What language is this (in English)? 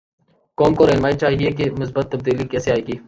Urdu